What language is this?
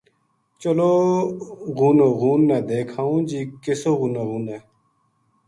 Gujari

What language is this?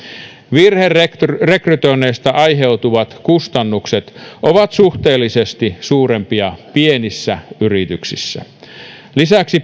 Finnish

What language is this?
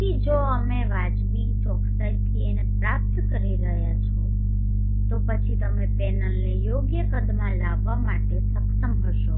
Gujarati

